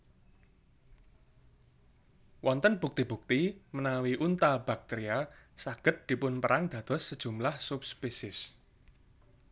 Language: Javanese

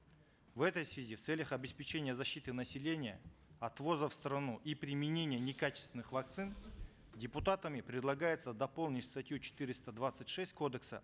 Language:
Kazakh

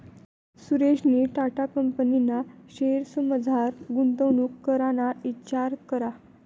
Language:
Marathi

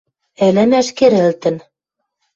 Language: Western Mari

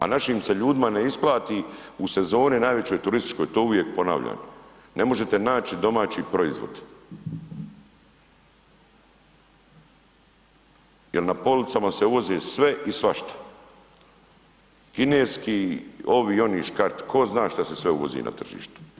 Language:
Croatian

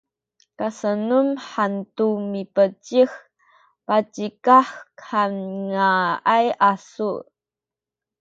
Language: Sakizaya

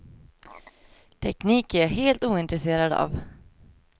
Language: Swedish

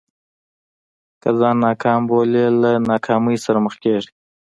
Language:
Pashto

